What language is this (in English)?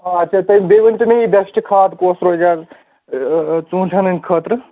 Kashmiri